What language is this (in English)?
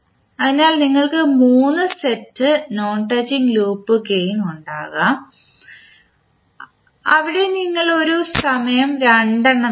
Malayalam